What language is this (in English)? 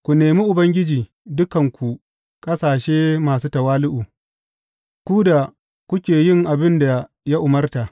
Hausa